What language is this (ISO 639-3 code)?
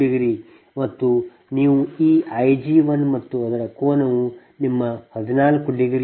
kan